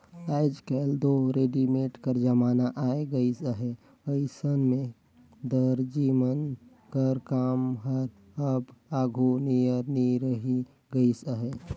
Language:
Chhattisgarhi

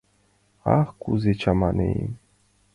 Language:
Mari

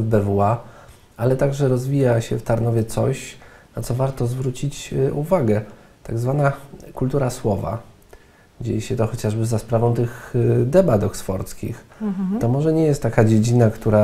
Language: Polish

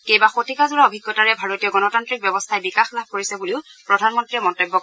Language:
Assamese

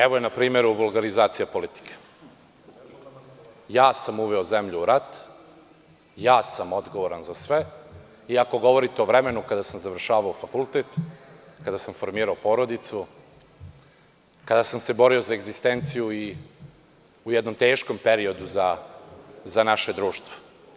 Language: Serbian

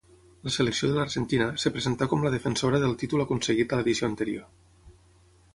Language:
Catalan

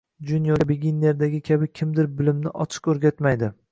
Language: Uzbek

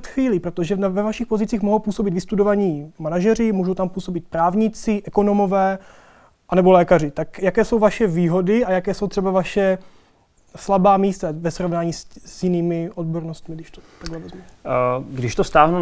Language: Czech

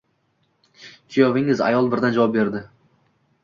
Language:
Uzbek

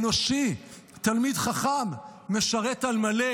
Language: Hebrew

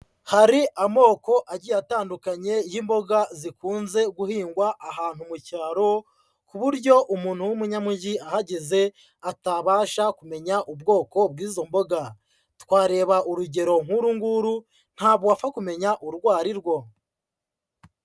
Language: Kinyarwanda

